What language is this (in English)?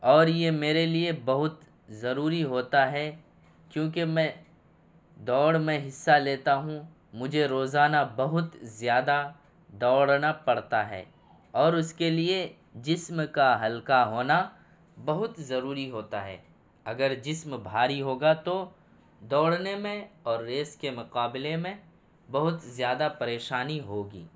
Urdu